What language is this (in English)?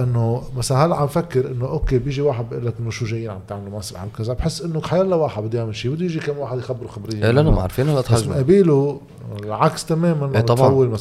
Arabic